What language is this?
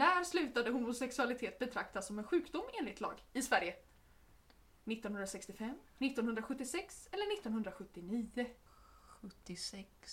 Swedish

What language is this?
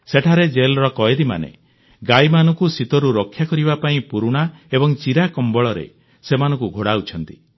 Odia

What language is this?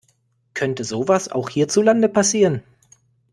German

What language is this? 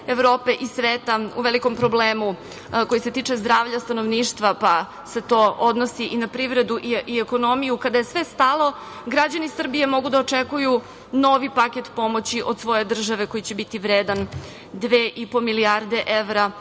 Serbian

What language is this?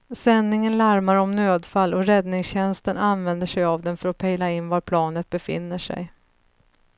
Swedish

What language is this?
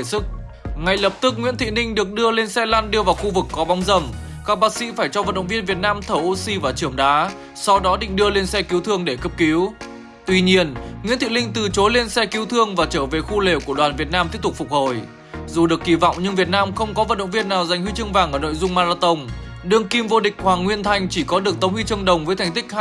Vietnamese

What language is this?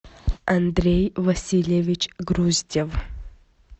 Russian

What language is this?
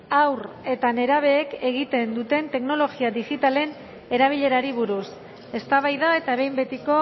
Basque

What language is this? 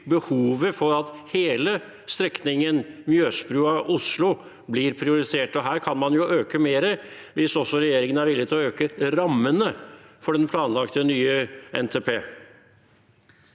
Norwegian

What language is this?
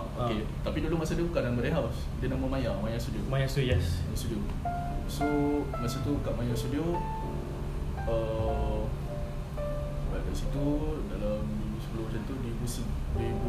Malay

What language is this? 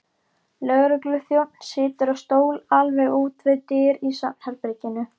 Icelandic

